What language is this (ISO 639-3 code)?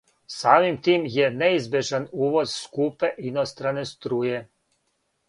srp